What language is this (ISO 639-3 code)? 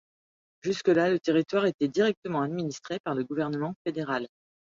fra